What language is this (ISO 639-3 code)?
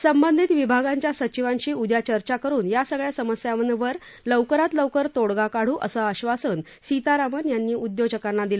mar